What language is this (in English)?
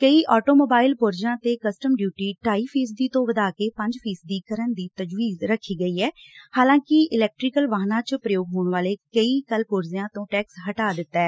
Punjabi